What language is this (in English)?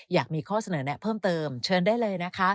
Thai